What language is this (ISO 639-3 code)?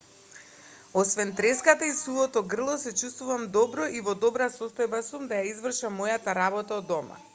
mkd